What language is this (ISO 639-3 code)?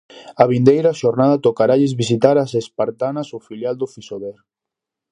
glg